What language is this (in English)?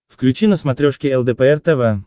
Russian